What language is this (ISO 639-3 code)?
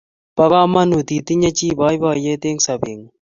kln